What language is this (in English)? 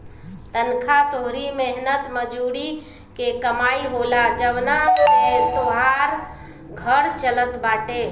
Bhojpuri